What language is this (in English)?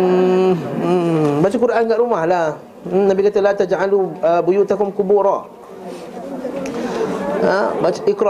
Malay